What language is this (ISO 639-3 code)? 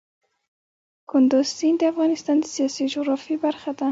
pus